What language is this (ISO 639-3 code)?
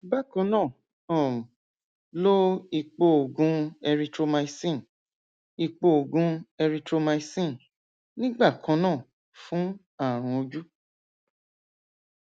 yor